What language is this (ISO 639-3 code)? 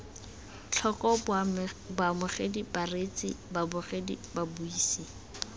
tsn